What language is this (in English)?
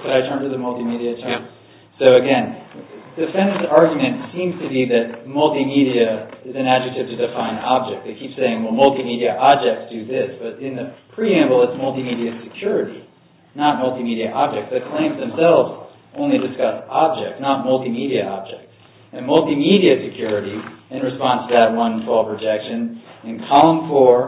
English